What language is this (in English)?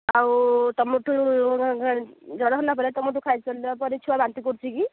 Odia